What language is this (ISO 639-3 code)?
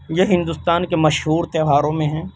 urd